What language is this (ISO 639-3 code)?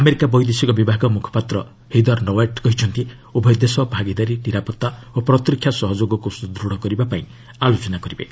ori